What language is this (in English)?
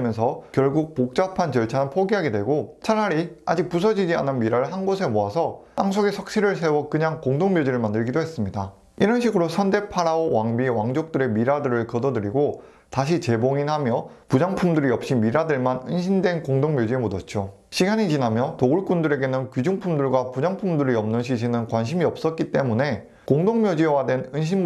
Korean